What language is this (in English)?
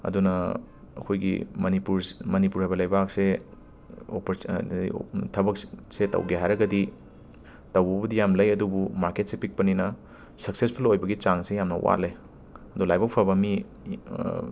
Manipuri